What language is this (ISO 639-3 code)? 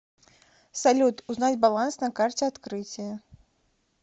rus